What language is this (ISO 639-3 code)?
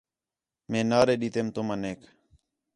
xhe